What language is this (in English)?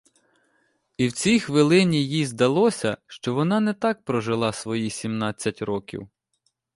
Ukrainian